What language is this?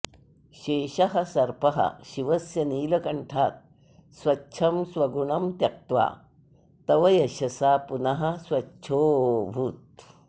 Sanskrit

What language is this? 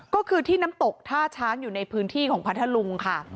Thai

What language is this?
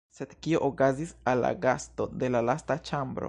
Esperanto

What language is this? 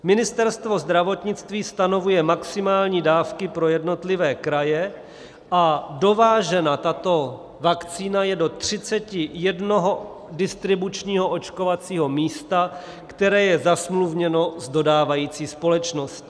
Czech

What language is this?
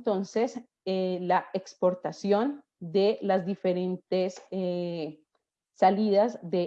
Spanish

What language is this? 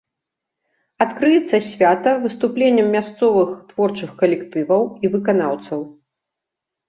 Belarusian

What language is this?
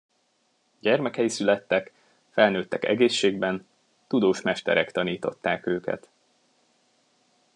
Hungarian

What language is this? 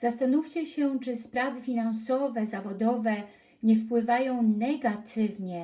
Polish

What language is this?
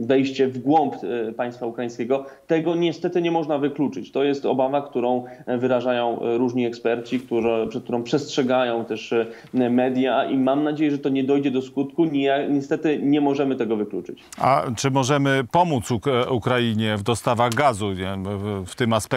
Polish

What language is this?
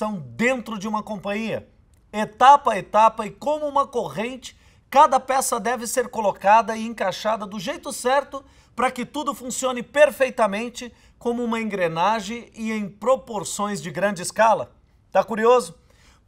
Portuguese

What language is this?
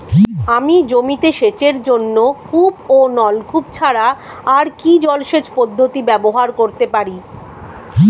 Bangla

